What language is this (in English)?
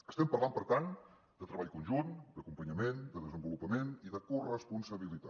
Catalan